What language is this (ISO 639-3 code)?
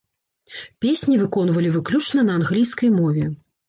bel